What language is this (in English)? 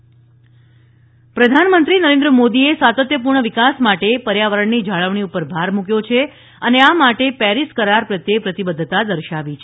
Gujarati